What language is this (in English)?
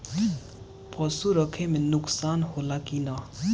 Bhojpuri